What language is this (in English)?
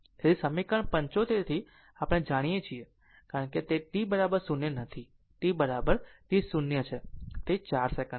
Gujarati